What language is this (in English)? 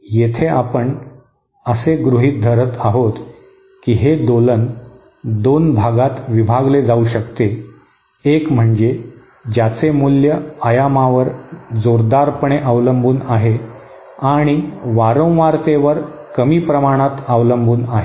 Marathi